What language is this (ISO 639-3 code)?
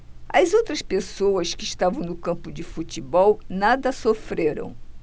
por